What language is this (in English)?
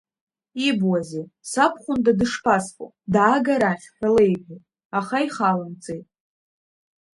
Abkhazian